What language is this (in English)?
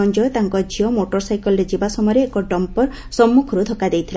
Odia